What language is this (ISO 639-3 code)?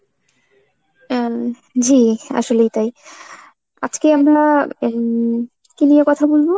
ben